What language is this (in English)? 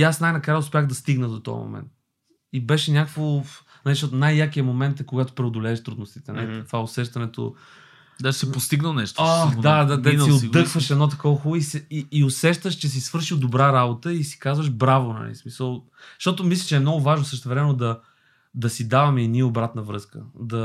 Bulgarian